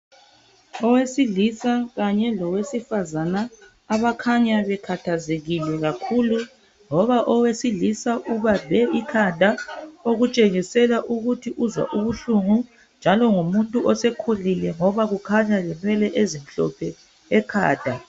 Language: North Ndebele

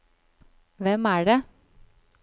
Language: Norwegian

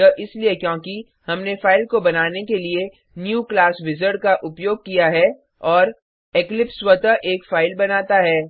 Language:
Hindi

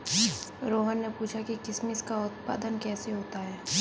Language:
Hindi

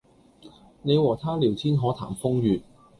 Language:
Cantonese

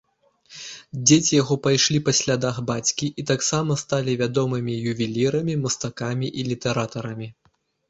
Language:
Belarusian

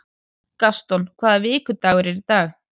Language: Icelandic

